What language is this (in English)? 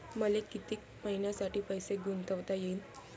Marathi